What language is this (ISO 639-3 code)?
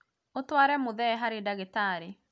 kik